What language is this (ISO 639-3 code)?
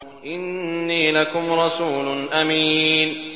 ara